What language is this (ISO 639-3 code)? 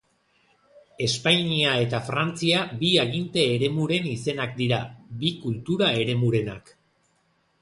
eus